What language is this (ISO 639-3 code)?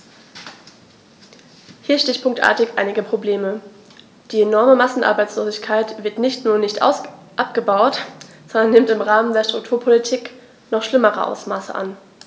deu